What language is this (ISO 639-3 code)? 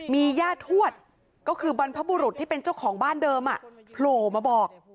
tha